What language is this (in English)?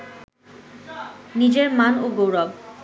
Bangla